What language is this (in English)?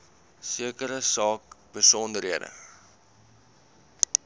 Afrikaans